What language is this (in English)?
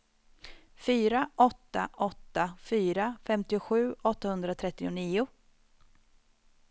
Swedish